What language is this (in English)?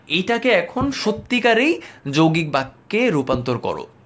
Bangla